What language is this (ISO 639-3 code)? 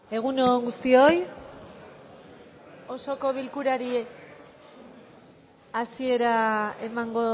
eus